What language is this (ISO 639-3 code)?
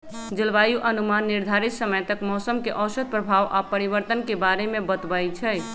mag